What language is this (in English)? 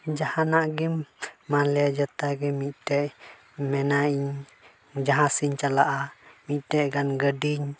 Santali